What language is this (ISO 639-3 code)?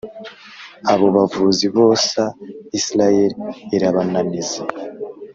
kin